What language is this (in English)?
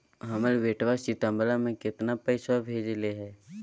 Magahi